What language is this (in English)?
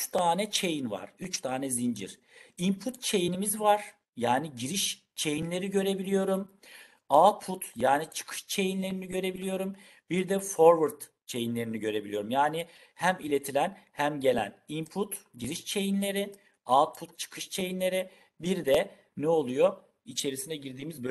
Turkish